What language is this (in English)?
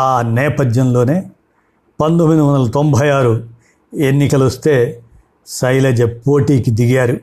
Telugu